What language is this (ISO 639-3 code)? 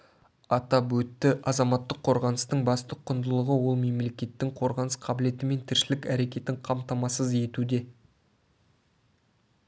kaz